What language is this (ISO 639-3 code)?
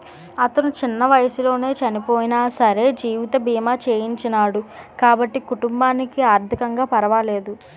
tel